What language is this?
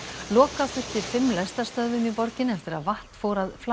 Icelandic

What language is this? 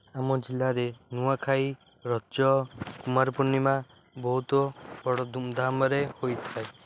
Odia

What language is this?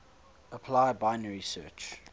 English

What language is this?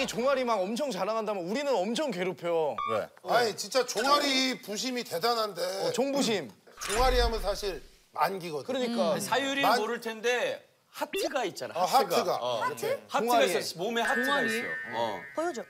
Korean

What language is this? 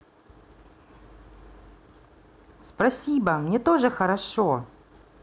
Russian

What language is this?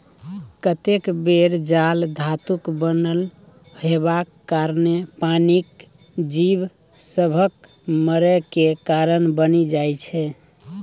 Maithili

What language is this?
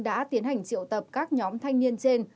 Vietnamese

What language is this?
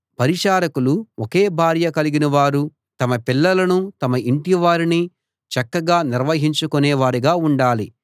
Telugu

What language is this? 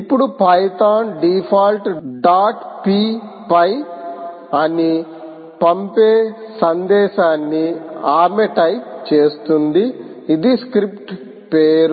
Telugu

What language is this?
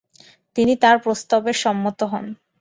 Bangla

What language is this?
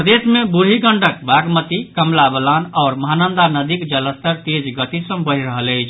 Maithili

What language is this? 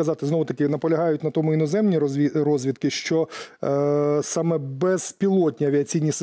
Ukrainian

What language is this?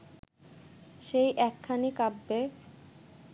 Bangla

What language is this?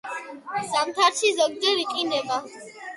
Georgian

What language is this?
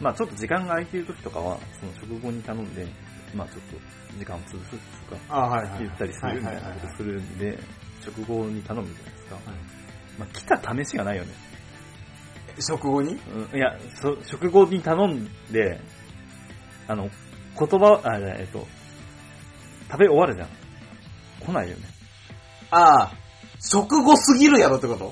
Japanese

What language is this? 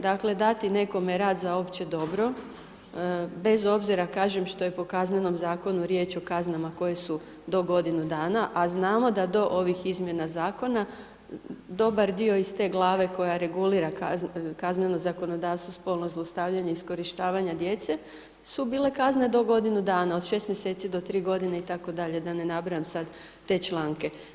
Croatian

